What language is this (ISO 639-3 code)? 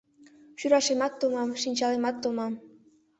chm